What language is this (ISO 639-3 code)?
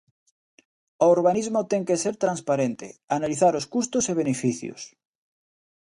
glg